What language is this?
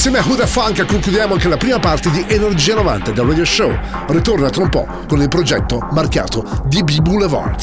Italian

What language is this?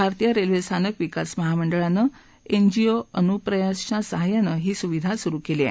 Marathi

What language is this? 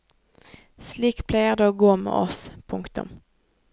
Norwegian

